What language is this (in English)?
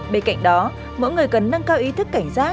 Vietnamese